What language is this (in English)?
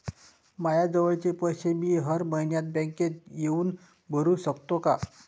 Marathi